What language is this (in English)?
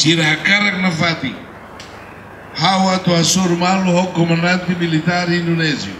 Portuguese